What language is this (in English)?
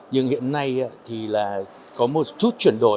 Vietnamese